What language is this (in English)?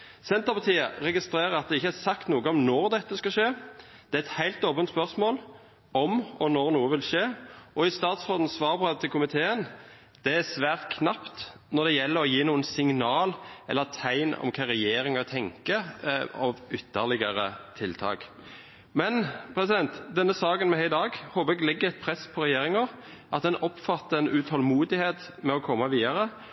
Norwegian Bokmål